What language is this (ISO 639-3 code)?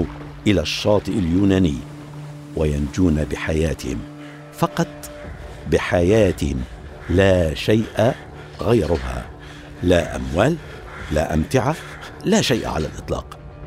ara